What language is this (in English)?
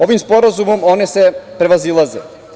Serbian